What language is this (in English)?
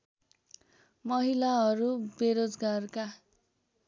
Nepali